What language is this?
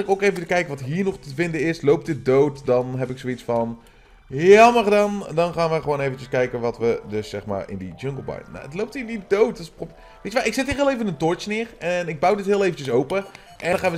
Dutch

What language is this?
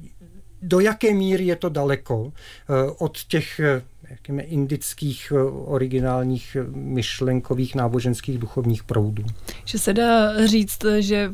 Czech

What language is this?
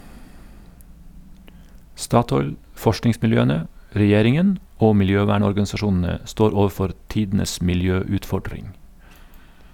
Norwegian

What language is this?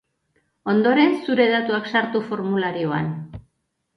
Basque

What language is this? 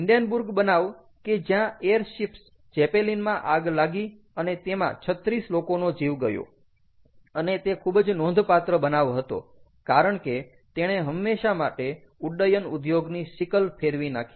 Gujarati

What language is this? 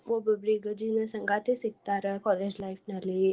Kannada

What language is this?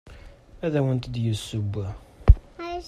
Kabyle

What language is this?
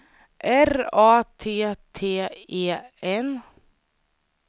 Swedish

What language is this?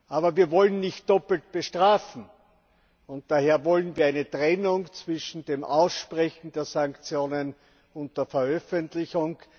German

